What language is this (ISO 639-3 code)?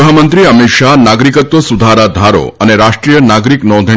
guj